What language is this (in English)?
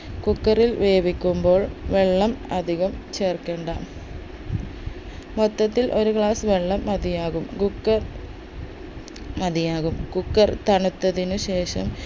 Malayalam